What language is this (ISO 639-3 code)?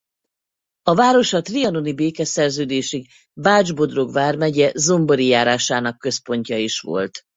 hun